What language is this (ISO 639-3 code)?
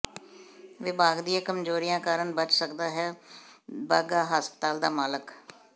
pan